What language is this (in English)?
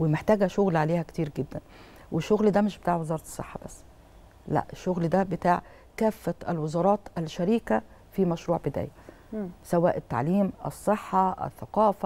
Arabic